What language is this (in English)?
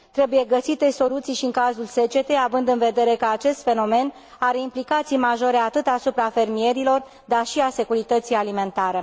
Romanian